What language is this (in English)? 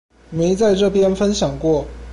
Chinese